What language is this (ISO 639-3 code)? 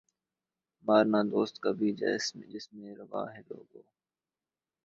urd